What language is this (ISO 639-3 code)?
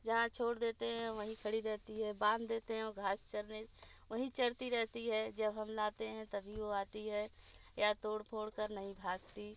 hin